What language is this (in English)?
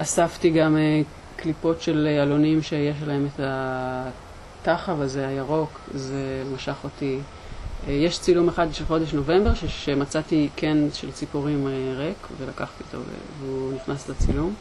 Hebrew